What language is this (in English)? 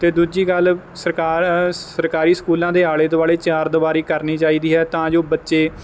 Punjabi